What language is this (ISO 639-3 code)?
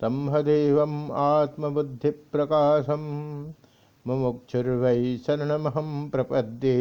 hin